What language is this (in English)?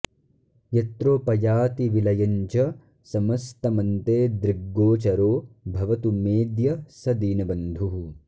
Sanskrit